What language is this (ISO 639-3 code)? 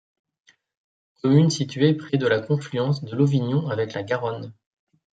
fra